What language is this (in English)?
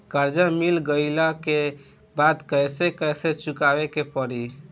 Bhojpuri